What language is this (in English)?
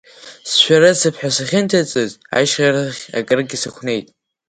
Abkhazian